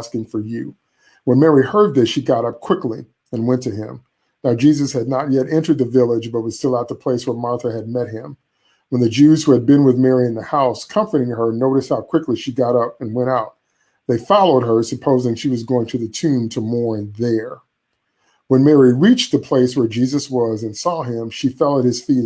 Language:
English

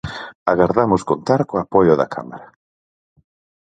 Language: Galician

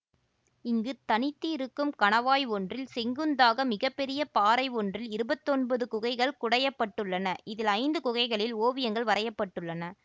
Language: Tamil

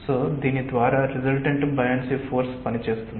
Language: Telugu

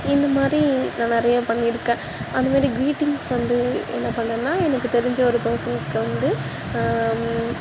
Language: Tamil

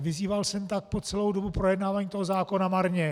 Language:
Czech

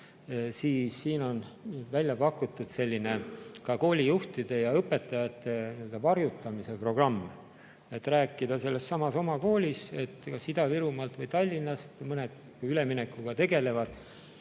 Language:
Estonian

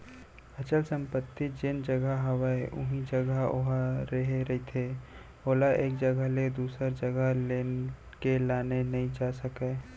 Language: Chhattisgarhi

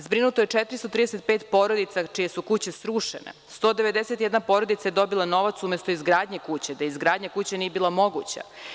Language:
Serbian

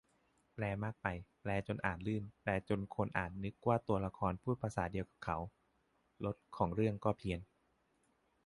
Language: Thai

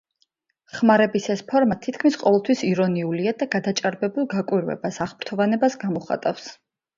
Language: Georgian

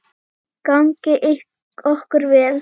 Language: Icelandic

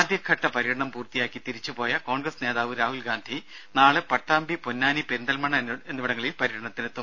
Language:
Malayalam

